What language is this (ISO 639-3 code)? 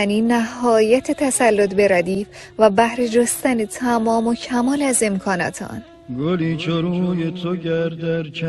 fas